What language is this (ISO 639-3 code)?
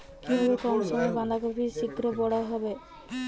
ben